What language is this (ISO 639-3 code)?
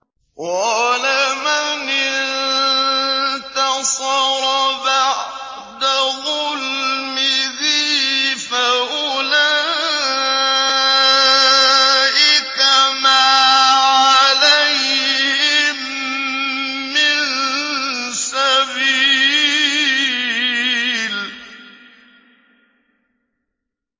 ara